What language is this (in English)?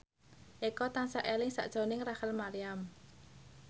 Javanese